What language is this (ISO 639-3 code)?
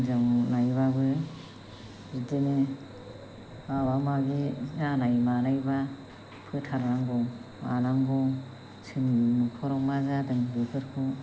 brx